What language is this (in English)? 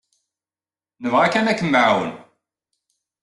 Kabyle